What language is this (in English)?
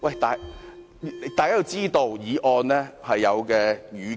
Cantonese